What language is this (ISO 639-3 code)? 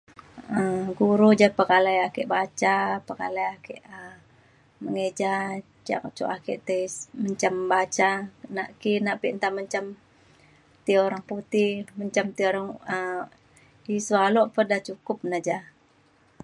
xkl